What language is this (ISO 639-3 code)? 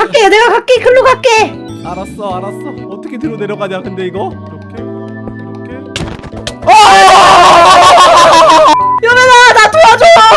kor